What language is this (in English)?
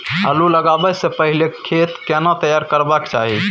Maithili